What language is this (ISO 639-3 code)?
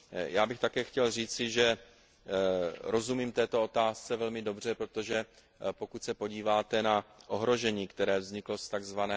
ces